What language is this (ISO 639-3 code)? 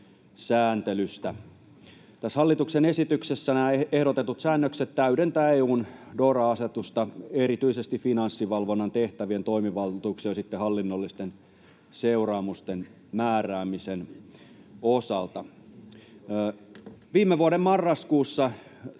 fin